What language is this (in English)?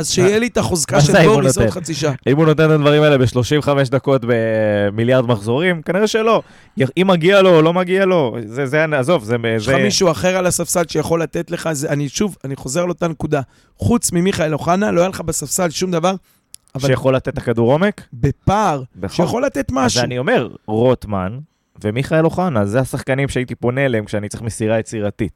Hebrew